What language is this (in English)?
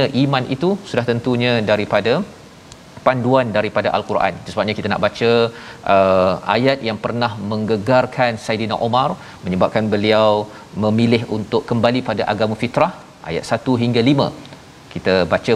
Malay